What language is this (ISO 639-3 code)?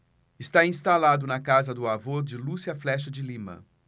por